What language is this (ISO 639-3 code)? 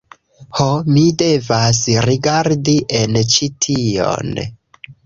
epo